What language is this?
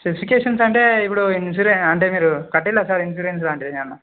Telugu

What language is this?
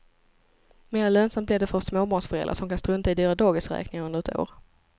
Swedish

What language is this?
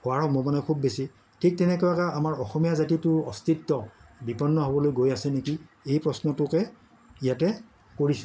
Assamese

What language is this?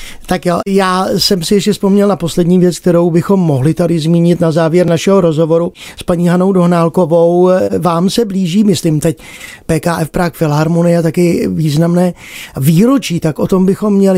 Czech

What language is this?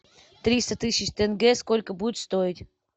Russian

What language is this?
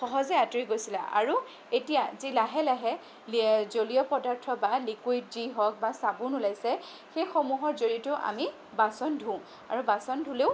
Assamese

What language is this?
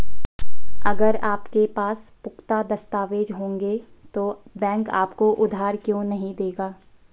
Hindi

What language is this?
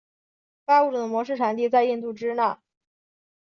Chinese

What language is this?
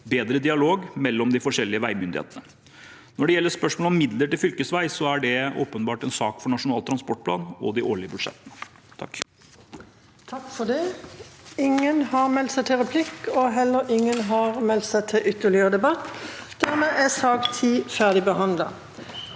Norwegian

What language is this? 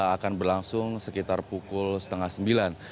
Indonesian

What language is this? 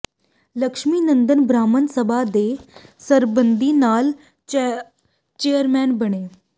Punjabi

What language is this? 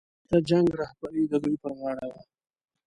Pashto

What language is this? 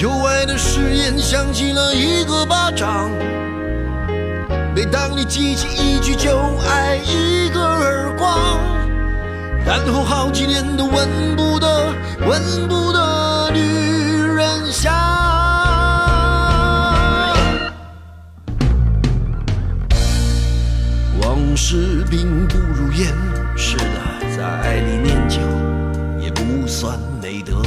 Chinese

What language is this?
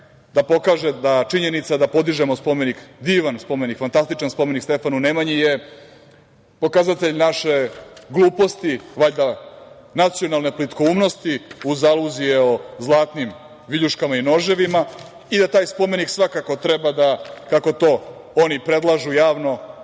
Serbian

